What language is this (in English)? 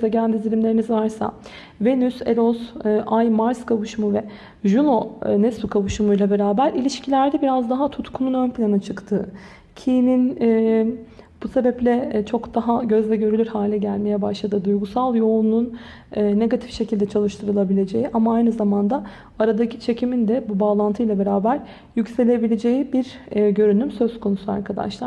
Turkish